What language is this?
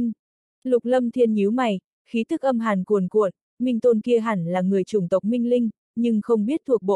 Vietnamese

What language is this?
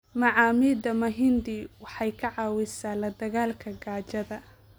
Somali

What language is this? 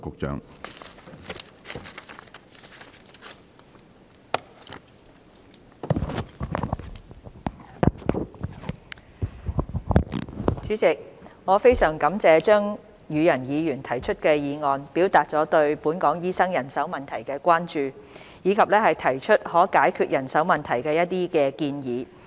Cantonese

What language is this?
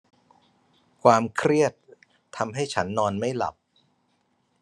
Thai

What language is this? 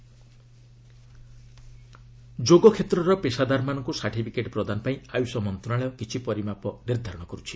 Odia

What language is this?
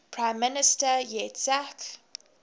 English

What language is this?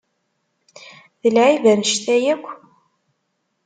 Kabyle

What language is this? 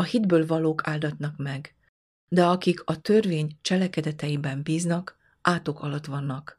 Hungarian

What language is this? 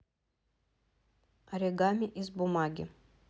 Russian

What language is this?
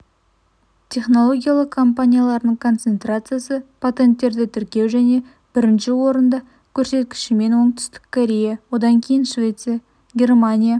Kazakh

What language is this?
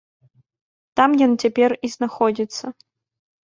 Belarusian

